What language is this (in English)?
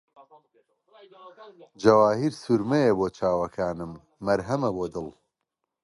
Central Kurdish